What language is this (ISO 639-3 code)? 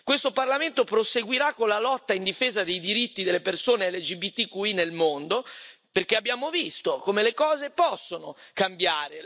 ita